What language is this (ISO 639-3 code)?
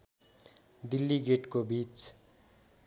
nep